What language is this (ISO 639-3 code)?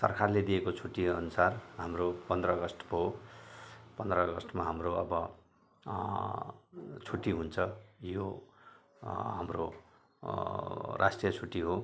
nep